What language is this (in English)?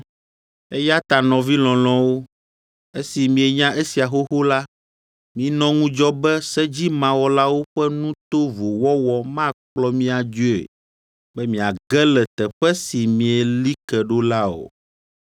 Ewe